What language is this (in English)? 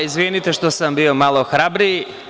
Serbian